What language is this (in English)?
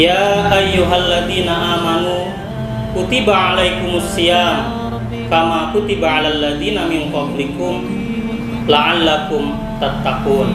Indonesian